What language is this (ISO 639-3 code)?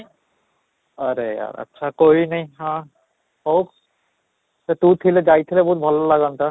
ori